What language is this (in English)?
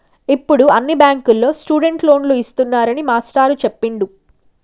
Telugu